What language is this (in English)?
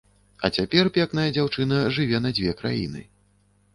Belarusian